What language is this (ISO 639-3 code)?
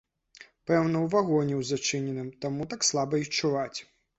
bel